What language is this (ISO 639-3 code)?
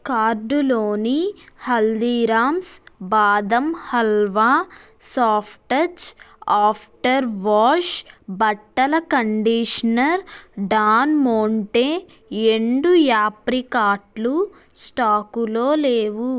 tel